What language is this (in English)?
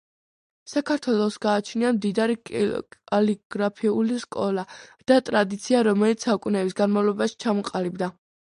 Georgian